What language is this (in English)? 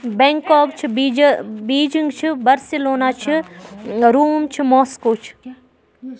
Kashmiri